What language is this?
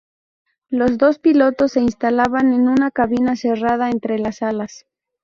Spanish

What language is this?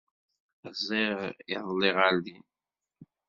Kabyle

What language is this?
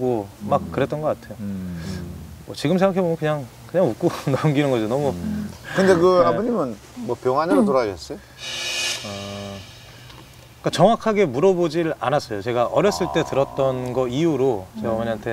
Korean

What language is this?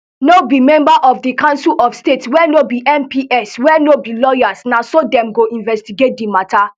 Nigerian Pidgin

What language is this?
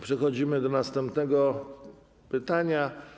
Polish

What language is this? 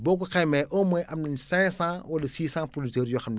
Wolof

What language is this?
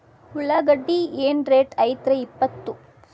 Kannada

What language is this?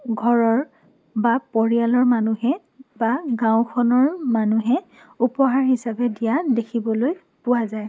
Assamese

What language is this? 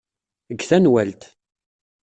Kabyle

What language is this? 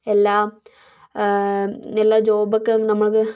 Malayalam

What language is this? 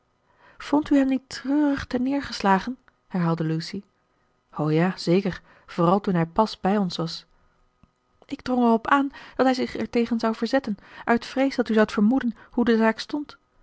Dutch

